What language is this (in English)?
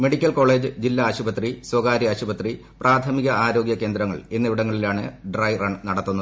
Malayalam